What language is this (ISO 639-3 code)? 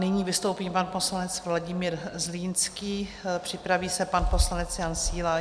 ces